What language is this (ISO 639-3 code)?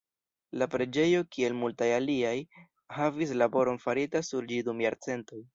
epo